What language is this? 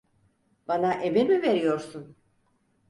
Turkish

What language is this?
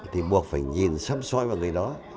Vietnamese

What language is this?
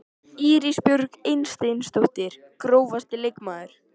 Icelandic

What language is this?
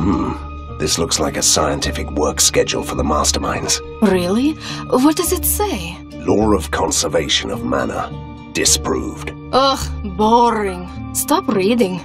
English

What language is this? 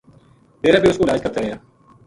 Gujari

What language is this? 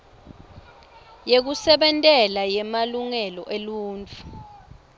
Swati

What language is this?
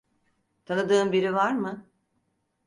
Turkish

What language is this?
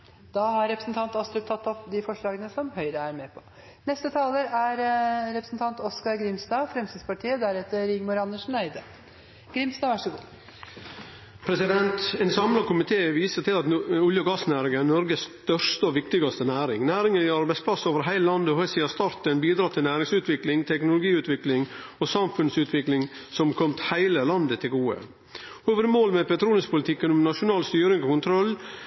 Norwegian Nynorsk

